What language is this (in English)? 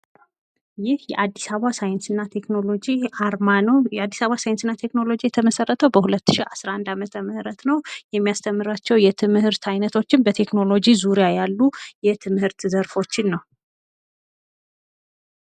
Amharic